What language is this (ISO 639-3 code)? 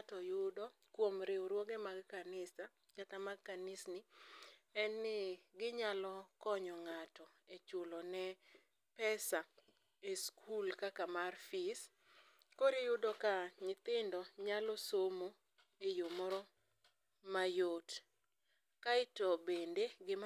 luo